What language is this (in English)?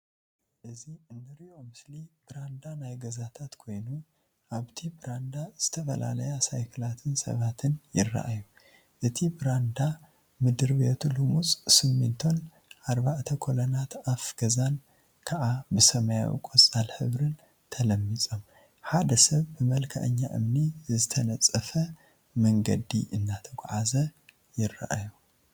Tigrinya